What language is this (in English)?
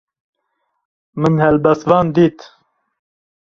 Kurdish